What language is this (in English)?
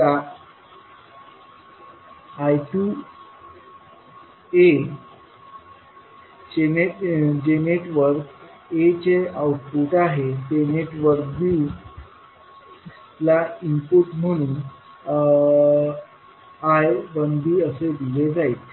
Marathi